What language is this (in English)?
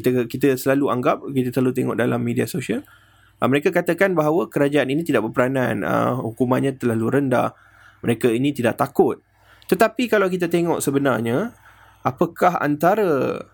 Malay